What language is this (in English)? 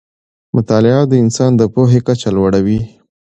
Pashto